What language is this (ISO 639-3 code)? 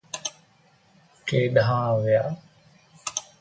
snd